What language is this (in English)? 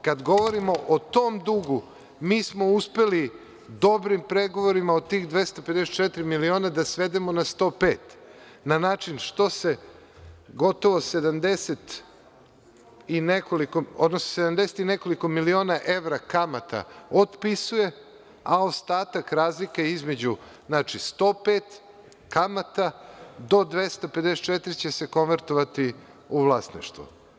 Serbian